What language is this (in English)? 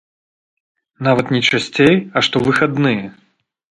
Belarusian